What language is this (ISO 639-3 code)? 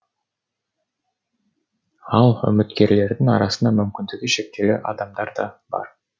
kaz